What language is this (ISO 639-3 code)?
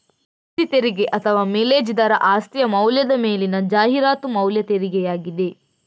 kan